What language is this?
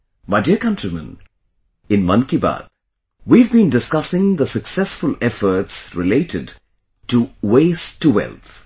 English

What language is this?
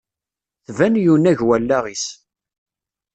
Kabyle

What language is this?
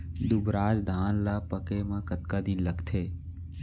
Chhattisgarhi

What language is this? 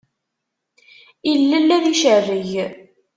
Kabyle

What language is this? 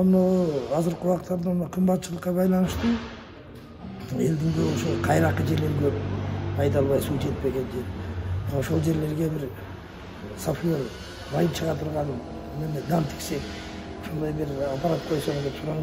Turkish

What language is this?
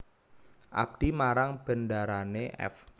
Javanese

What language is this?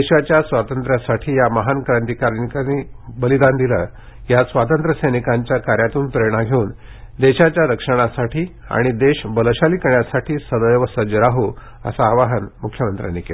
Marathi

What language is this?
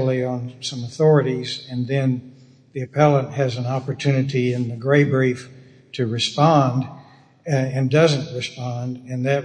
English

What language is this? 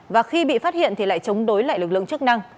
Vietnamese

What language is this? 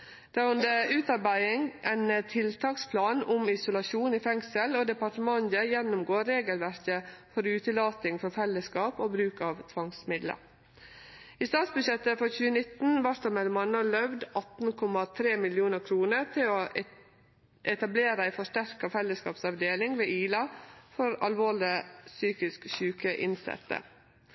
Norwegian Nynorsk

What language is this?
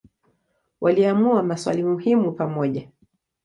Swahili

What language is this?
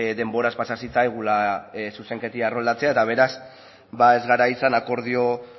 Basque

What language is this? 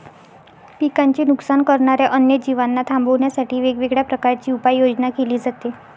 Marathi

